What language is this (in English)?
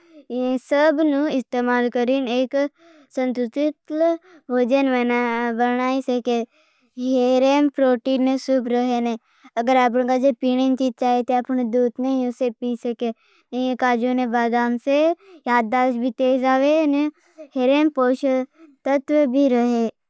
Bhili